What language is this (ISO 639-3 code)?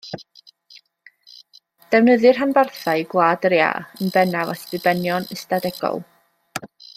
cym